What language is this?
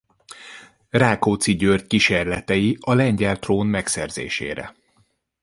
Hungarian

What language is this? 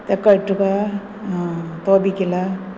Konkani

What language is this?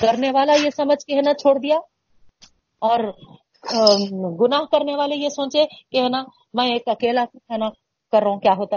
Urdu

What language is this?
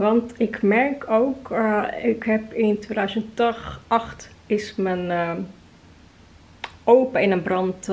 Dutch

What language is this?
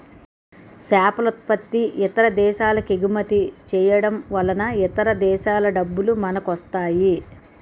Telugu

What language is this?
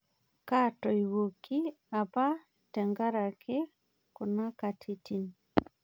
Masai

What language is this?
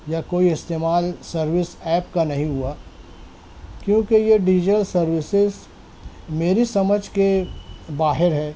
Urdu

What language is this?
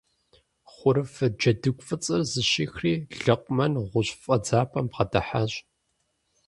Kabardian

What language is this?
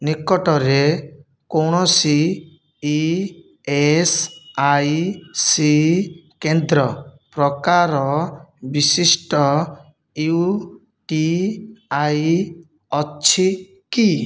Odia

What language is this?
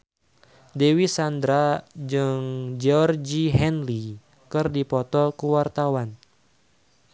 Sundanese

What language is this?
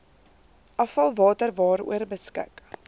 Afrikaans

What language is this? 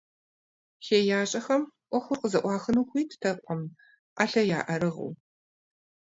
Kabardian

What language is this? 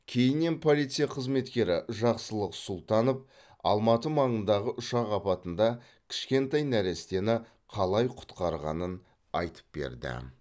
Kazakh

